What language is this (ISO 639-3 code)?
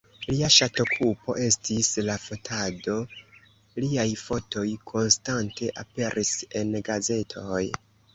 epo